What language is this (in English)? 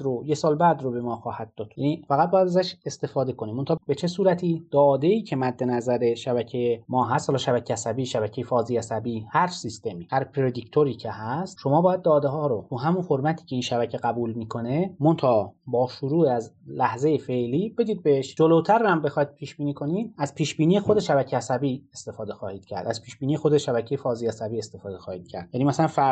Persian